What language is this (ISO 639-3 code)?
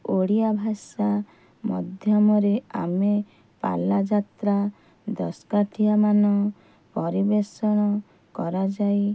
ori